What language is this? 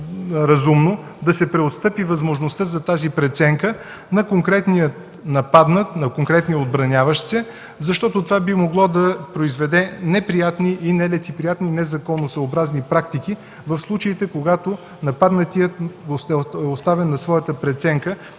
Bulgarian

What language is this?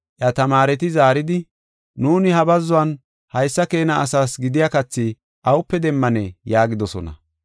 Gofa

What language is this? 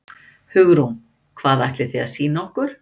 Icelandic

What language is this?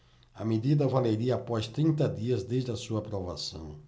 Portuguese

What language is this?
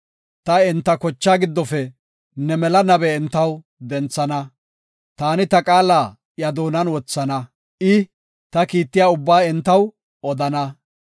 Gofa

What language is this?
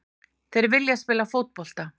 Icelandic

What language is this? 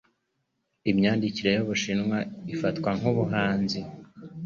Kinyarwanda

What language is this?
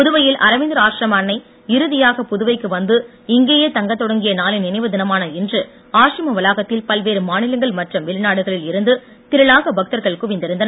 Tamil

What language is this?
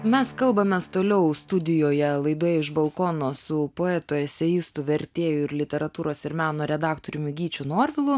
Lithuanian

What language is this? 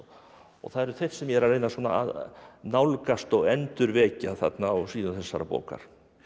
Icelandic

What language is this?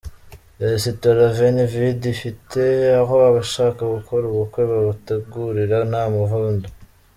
Kinyarwanda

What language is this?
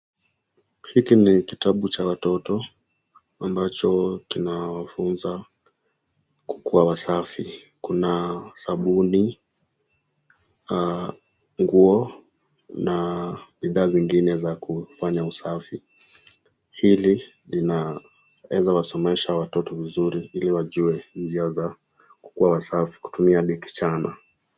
Swahili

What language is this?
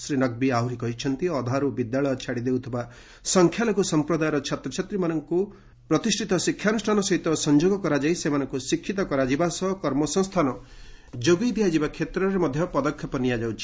Odia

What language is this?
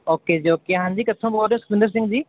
Punjabi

